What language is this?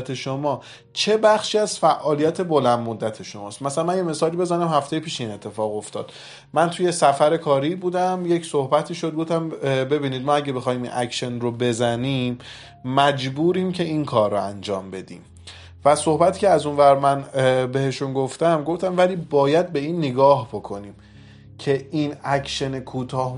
Persian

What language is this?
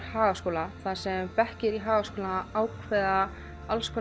Icelandic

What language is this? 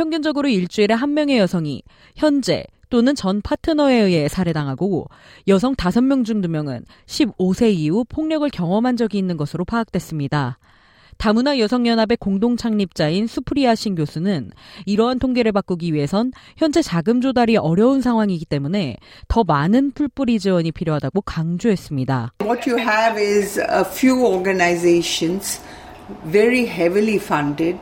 Korean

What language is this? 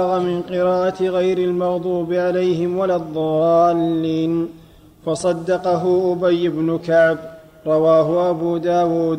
Arabic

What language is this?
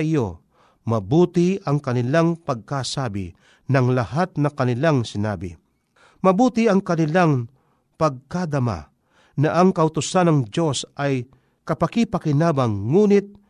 Filipino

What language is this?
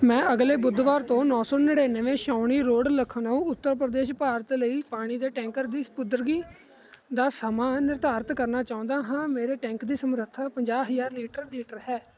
Punjabi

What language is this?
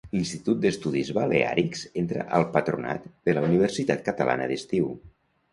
Catalan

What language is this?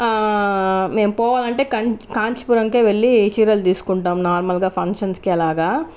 Telugu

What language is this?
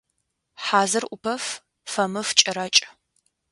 Adyghe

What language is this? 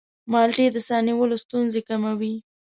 Pashto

